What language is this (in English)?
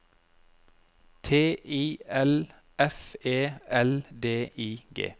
Norwegian